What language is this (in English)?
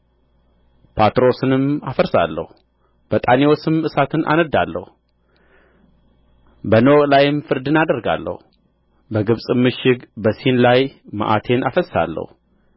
Amharic